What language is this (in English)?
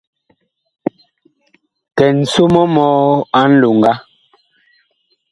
Bakoko